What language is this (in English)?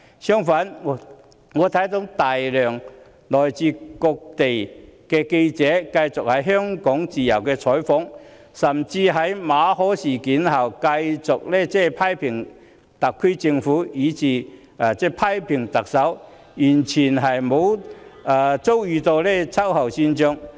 Cantonese